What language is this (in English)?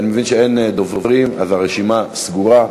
Hebrew